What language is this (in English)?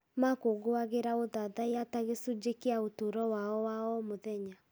Kikuyu